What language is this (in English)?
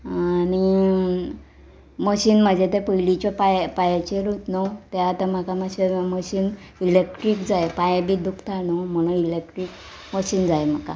Konkani